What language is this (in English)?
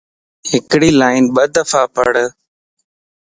Lasi